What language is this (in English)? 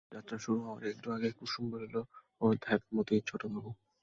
Bangla